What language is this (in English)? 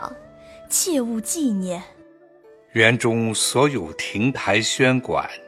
Chinese